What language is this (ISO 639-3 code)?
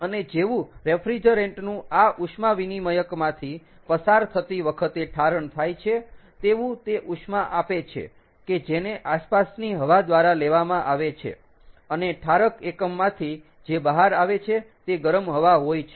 guj